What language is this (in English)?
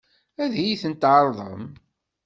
Kabyle